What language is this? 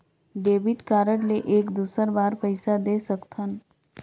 Chhattisgarhi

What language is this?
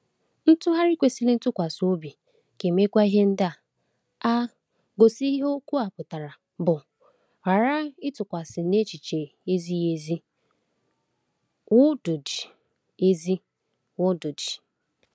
Igbo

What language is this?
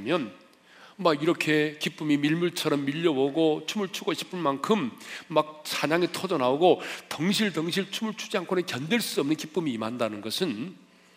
Korean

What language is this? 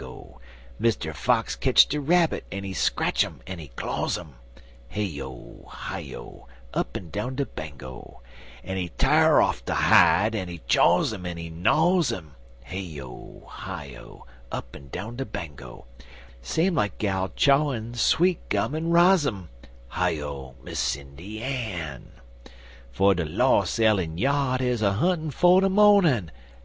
English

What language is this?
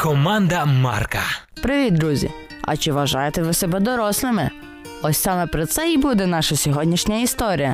Ukrainian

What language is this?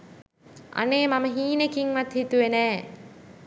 Sinhala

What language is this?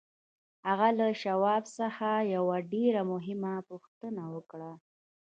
Pashto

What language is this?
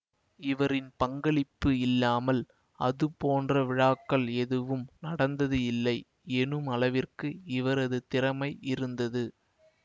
Tamil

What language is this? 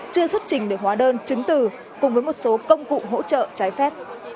Vietnamese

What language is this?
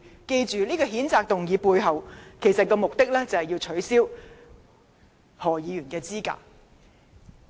Cantonese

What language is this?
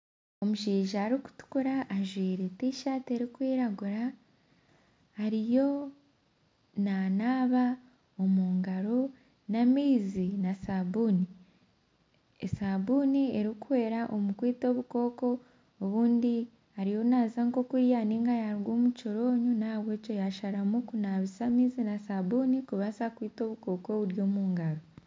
Nyankole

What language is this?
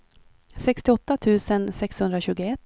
Swedish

